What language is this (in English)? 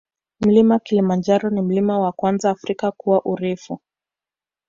Swahili